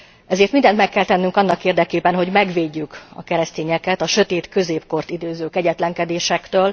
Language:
Hungarian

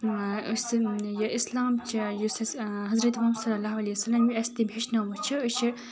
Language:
Kashmiri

